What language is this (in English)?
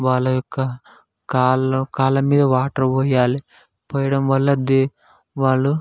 Telugu